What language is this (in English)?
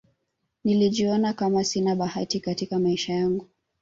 Swahili